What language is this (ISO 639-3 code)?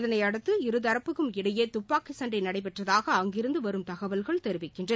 tam